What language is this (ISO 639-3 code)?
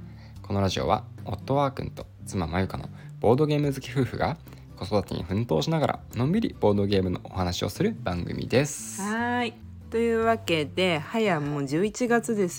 jpn